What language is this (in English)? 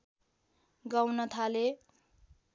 Nepali